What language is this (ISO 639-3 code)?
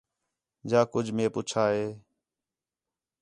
xhe